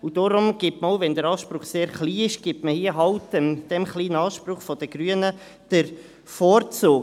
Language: Swiss German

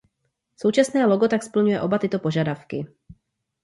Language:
Czech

